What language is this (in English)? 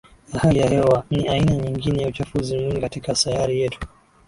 Swahili